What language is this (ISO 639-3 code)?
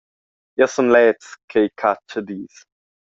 roh